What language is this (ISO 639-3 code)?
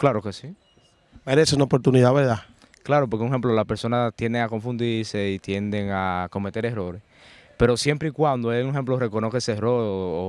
spa